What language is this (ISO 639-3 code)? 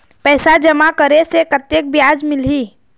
hne